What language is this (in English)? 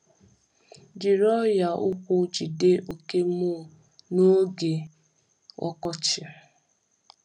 Igbo